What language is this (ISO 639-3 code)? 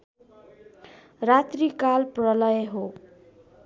nep